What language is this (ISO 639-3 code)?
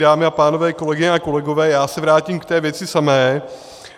ces